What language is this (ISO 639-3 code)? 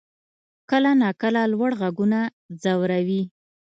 pus